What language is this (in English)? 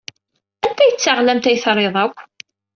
Kabyle